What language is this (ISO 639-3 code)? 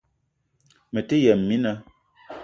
eto